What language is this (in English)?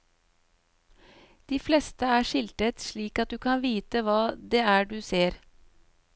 Norwegian